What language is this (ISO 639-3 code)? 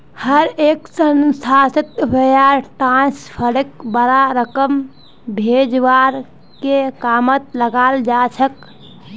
mag